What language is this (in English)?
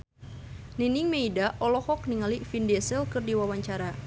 Sundanese